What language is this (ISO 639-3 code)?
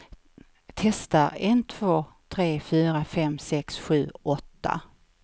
swe